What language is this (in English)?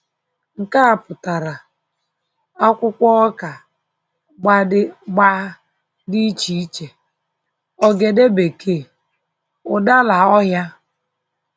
Igbo